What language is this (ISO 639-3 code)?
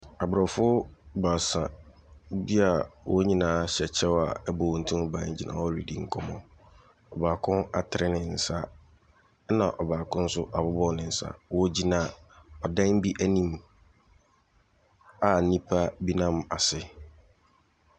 aka